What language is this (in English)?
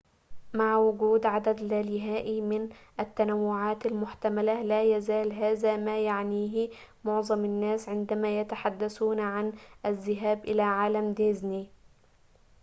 Arabic